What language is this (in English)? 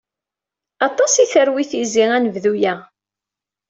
Kabyle